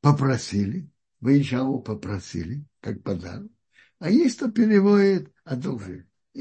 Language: Russian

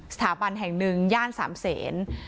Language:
Thai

